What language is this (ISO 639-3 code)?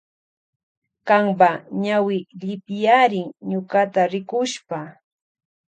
qvj